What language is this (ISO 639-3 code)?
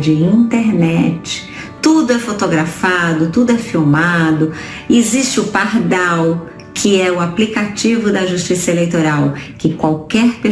por